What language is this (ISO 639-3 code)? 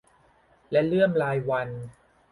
tha